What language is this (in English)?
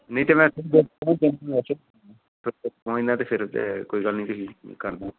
Punjabi